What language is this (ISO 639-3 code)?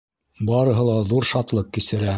bak